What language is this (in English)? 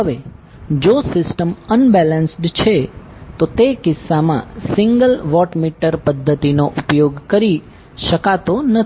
Gujarati